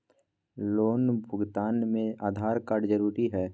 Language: Magahi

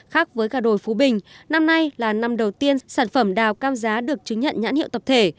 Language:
Vietnamese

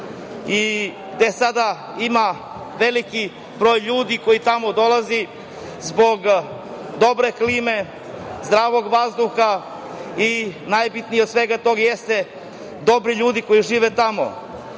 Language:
Serbian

